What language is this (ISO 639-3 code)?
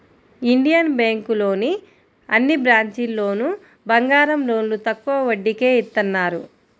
tel